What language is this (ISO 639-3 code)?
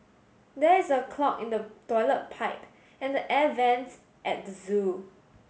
eng